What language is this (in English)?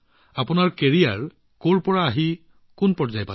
Assamese